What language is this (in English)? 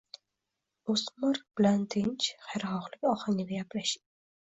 Uzbek